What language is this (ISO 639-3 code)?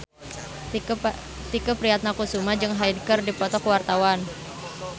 sun